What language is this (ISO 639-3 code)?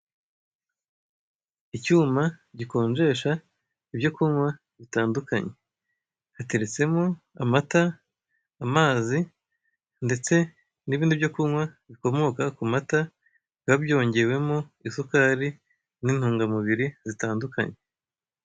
kin